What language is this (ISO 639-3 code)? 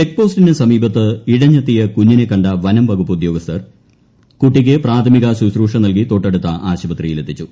mal